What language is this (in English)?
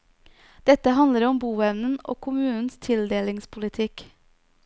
Norwegian